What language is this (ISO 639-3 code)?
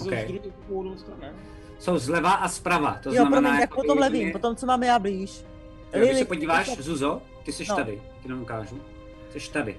ces